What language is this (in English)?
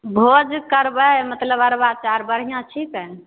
Maithili